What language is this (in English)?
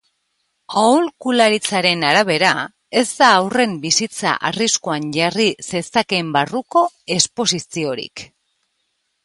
Basque